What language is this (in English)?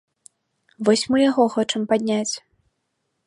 Belarusian